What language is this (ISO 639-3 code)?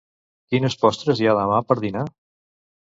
cat